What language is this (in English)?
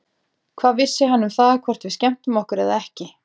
Icelandic